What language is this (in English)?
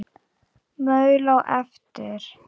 Icelandic